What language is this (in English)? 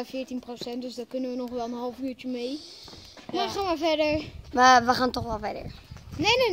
Dutch